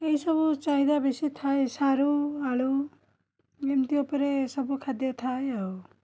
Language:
Odia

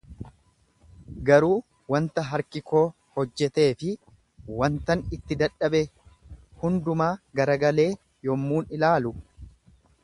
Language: Oromo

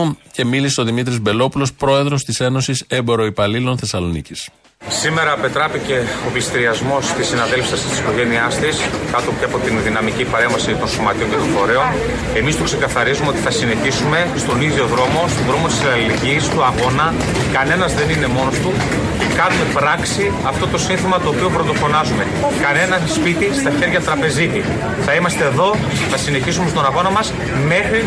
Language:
Greek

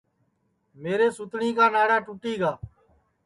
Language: Sansi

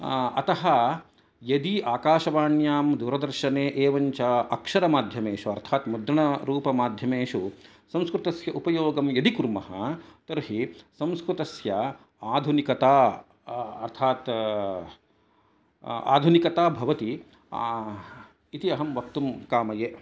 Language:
Sanskrit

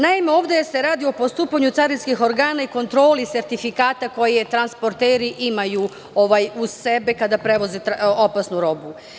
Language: Serbian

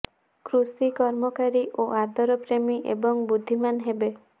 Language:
Odia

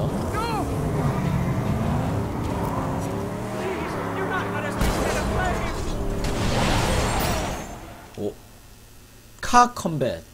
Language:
Korean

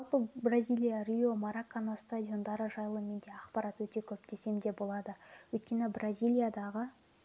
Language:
Kazakh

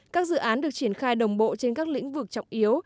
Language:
Vietnamese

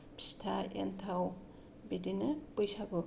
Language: Bodo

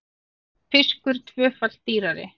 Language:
Icelandic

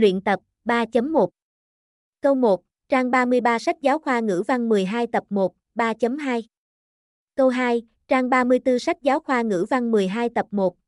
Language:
Vietnamese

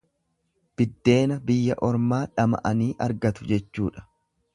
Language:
Oromo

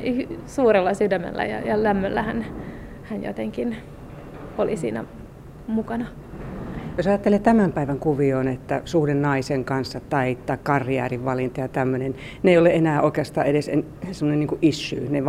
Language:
Finnish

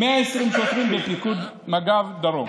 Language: Hebrew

